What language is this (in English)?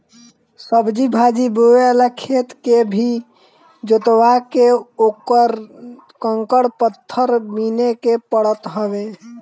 Bhojpuri